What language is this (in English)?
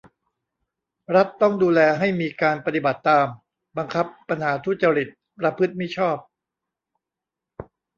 Thai